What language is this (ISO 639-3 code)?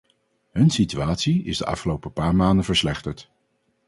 nld